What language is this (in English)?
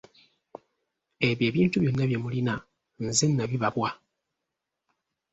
Ganda